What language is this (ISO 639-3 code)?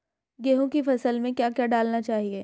hin